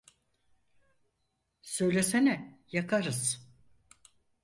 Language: Turkish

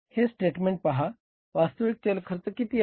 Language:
Marathi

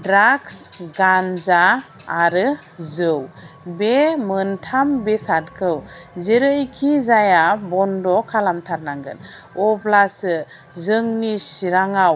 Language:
Bodo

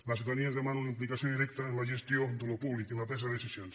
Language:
Catalan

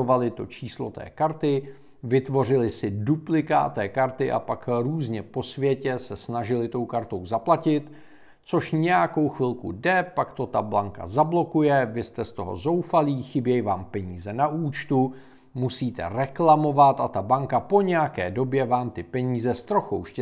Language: Czech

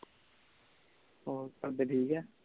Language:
Punjabi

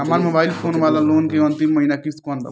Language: Bhojpuri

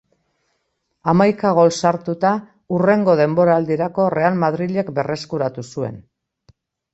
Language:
Basque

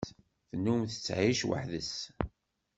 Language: Kabyle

